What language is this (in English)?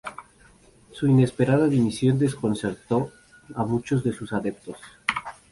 Spanish